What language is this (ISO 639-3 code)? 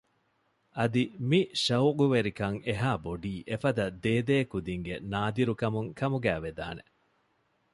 div